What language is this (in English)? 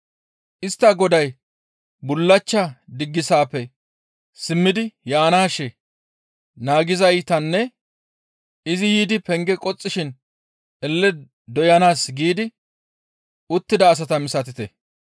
Gamo